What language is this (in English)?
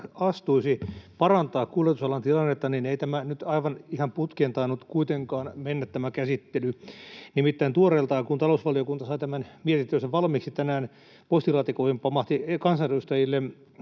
Finnish